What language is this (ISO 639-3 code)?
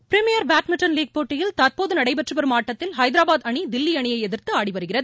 tam